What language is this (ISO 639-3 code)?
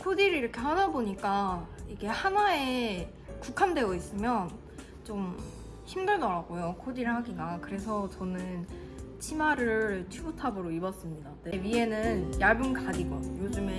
kor